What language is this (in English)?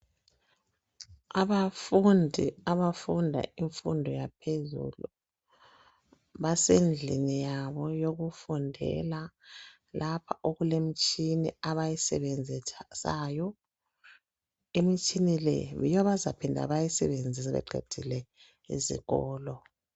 North Ndebele